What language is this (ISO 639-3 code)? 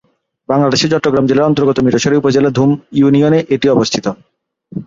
ben